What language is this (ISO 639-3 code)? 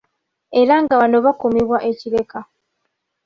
lug